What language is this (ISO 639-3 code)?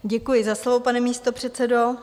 ces